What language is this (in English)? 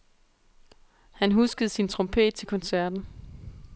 Danish